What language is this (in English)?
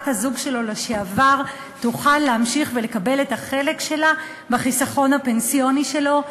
Hebrew